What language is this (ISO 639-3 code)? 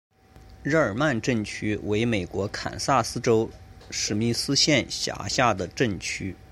zho